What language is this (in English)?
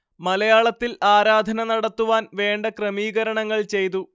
Malayalam